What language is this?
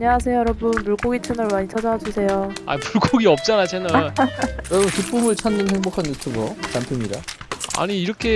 Korean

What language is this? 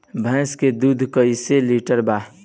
Bhojpuri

